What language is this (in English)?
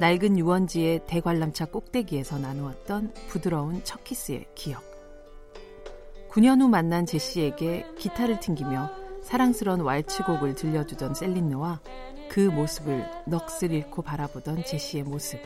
Korean